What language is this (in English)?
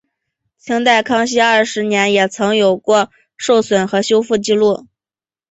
Chinese